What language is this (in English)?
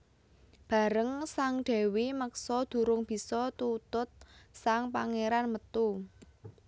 Javanese